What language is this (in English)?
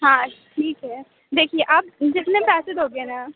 Hindi